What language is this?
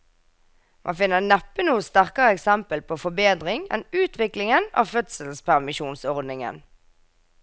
Norwegian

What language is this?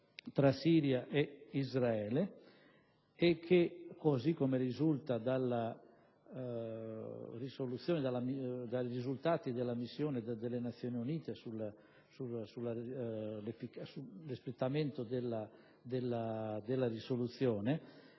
Italian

